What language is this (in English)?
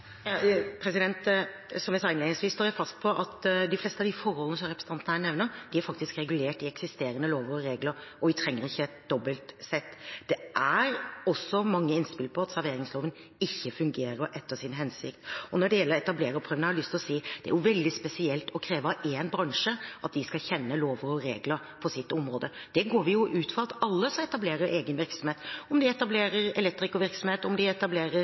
Norwegian Bokmål